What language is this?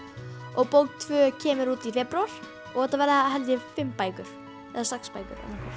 Icelandic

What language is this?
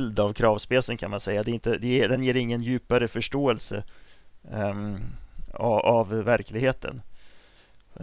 Swedish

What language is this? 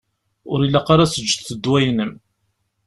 Kabyle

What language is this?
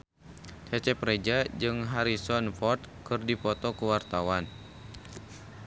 Sundanese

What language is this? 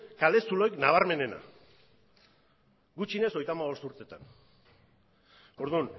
Basque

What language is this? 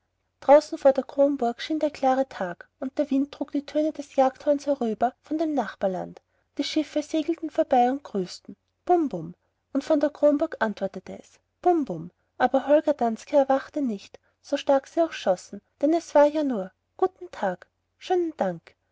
German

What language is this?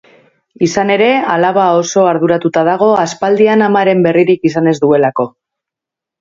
Basque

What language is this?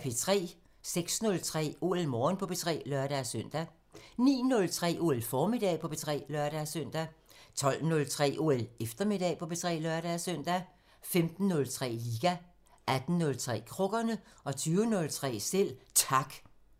Danish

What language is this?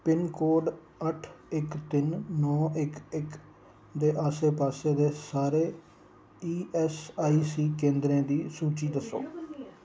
Dogri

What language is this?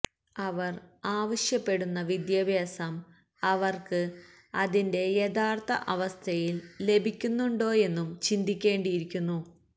Malayalam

